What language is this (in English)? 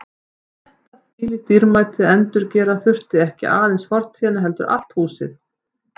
Icelandic